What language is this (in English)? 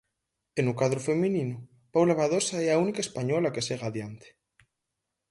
Galician